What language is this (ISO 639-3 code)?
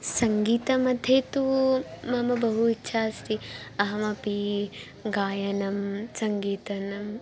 san